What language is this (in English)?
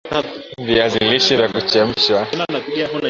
Swahili